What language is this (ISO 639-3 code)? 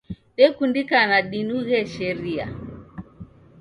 dav